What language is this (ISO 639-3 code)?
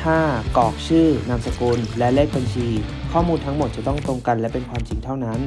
tha